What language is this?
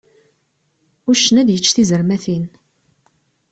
Kabyle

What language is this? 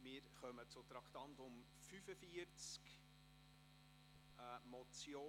Swiss German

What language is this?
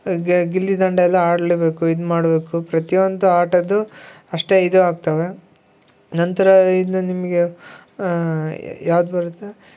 Kannada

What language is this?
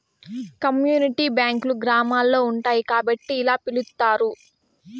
Telugu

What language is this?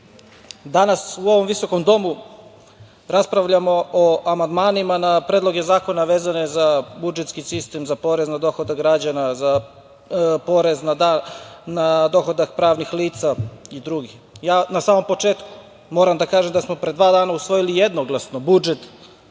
Serbian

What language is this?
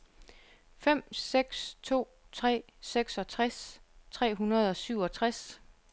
Danish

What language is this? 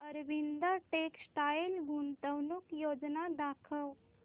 Marathi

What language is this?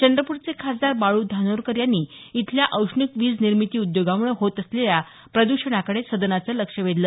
Marathi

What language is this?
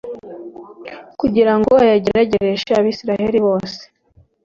Kinyarwanda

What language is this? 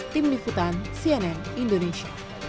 Indonesian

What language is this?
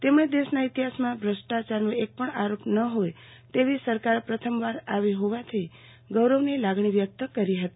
Gujarati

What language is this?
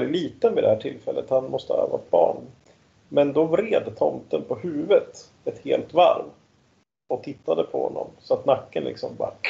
Swedish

